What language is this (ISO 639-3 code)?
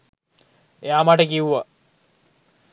sin